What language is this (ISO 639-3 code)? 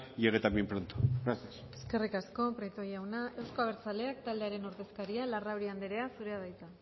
eus